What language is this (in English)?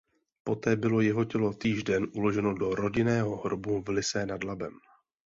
Czech